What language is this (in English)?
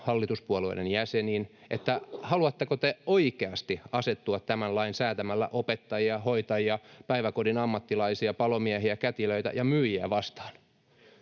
Finnish